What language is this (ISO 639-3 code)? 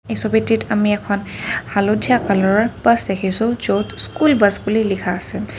asm